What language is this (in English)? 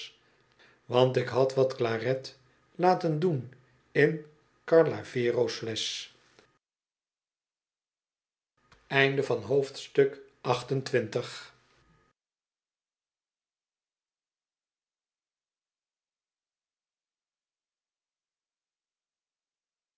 Dutch